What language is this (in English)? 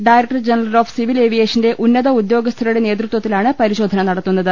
Malayalam